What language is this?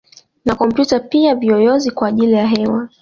Swahili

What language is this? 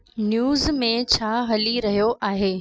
Sindhi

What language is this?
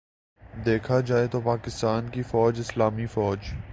Urdu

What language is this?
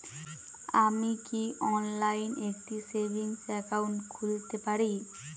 Bangla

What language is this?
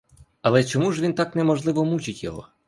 Ukrainian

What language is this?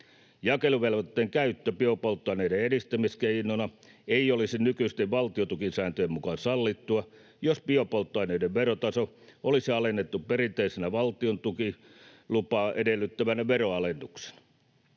Finnish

